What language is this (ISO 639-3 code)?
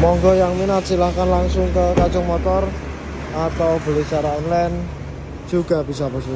ind